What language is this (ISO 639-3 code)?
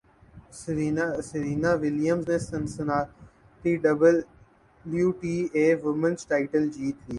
urd